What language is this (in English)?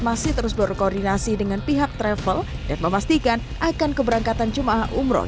Indonesian